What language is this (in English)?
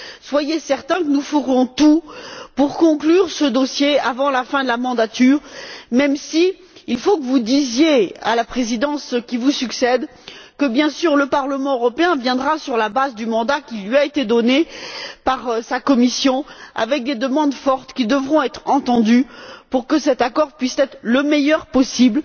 French